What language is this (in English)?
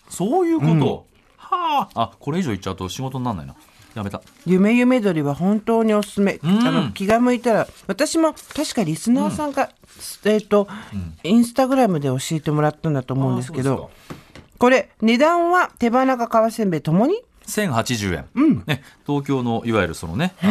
Japanese